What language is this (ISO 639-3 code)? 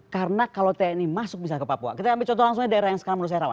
ind